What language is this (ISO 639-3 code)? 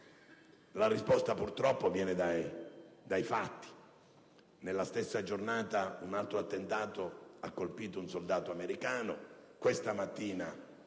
ita